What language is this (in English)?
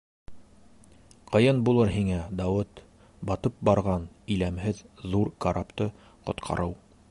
Bashkir